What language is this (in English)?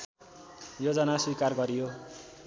Nepali